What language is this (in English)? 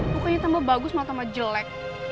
Indonesian